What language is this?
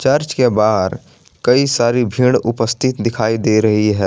Hindi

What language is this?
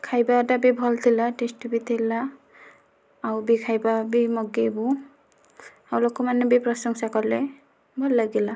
Odia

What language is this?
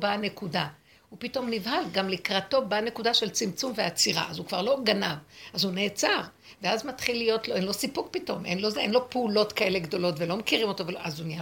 Hebrew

